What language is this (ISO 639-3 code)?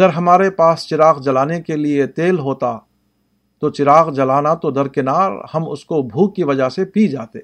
urd